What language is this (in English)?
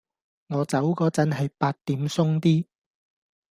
Cantonese